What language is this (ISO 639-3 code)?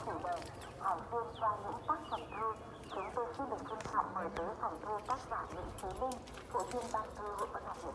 vie